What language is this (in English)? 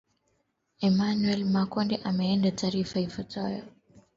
Swahili